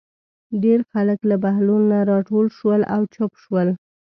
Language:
Pashto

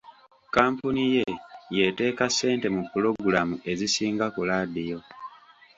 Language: Ganda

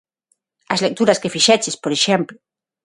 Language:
Galician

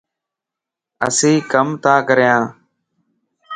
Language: Lasi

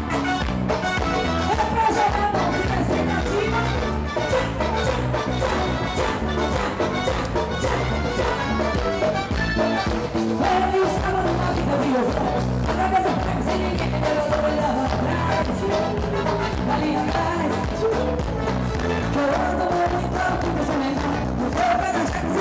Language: Ukrainian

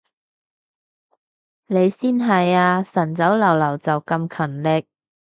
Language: Cantonese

